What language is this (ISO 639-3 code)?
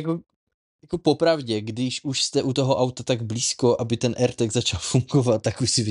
ces